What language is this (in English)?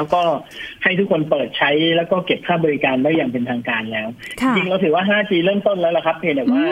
Thai